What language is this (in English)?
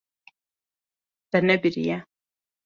Kurdish